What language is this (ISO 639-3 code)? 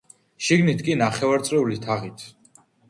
kat